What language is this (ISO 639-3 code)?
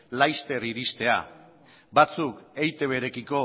eus